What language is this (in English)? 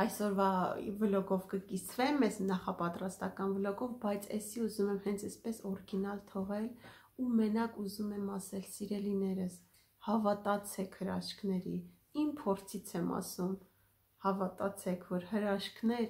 Romanian